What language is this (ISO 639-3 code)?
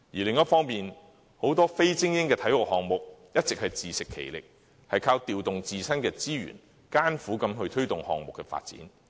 yue